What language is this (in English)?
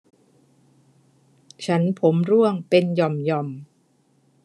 Thai